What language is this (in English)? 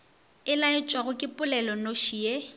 Northern Sotho